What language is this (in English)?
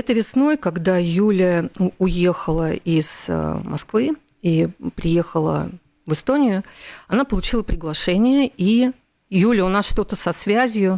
Russian